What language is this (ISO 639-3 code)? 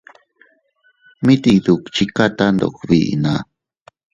cut